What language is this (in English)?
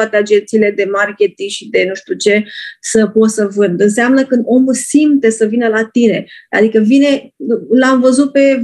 Romanian